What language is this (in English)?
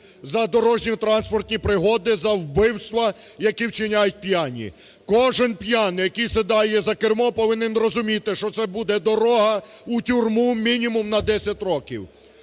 Ukrainian